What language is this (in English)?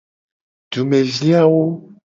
Gen